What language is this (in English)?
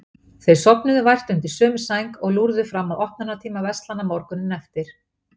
Icelandic